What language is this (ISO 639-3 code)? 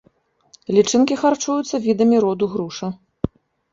bel